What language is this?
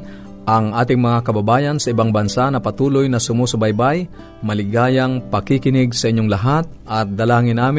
Filipino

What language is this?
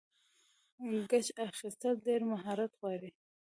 Pashto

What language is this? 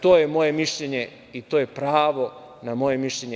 Serbian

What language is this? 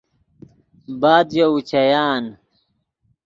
Yidgha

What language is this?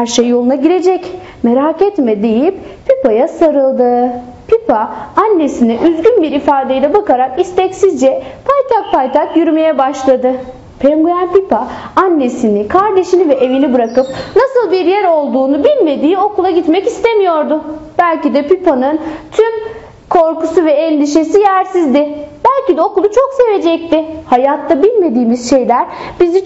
Turkish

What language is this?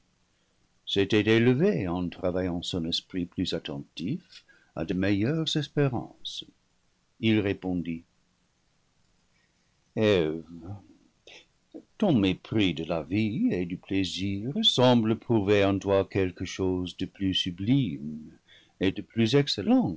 French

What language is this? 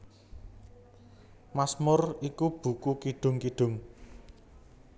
Javanese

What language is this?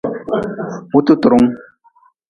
Nawdm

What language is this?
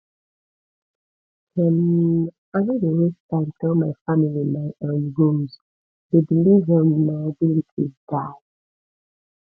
Nigerian Pidgin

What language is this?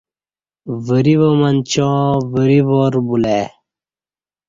Kati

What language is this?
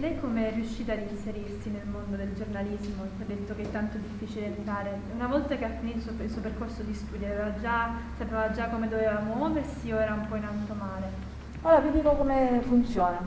Italian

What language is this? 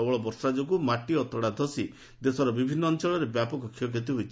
Odia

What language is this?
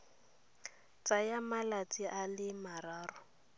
Tswana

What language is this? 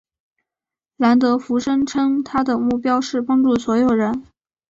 Chinese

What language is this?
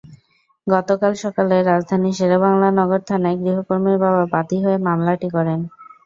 Bangla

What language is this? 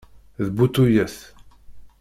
Kabyle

